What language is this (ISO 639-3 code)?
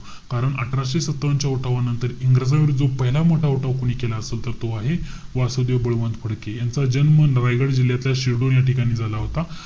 mar